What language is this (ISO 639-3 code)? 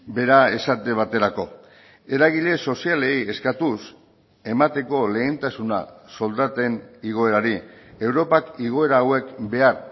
eus